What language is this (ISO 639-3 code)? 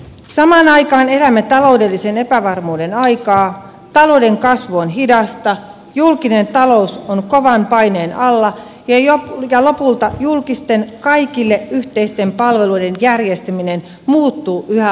fin